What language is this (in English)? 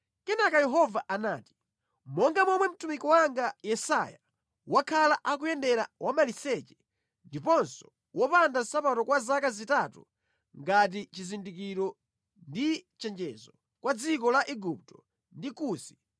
Nyanja